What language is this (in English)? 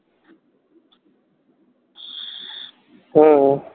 Bangla